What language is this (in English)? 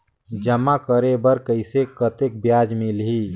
Chhattisgarhi